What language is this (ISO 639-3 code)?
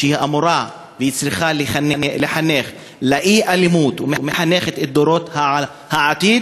heb